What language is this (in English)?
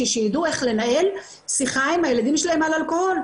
Hebrew